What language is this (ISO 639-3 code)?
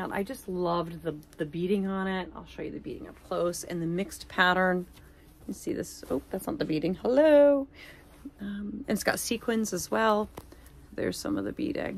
eng